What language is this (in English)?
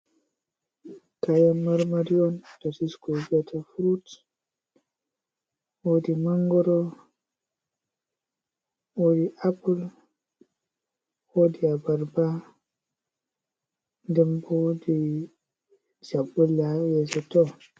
Fula